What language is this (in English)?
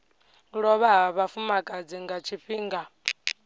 Venda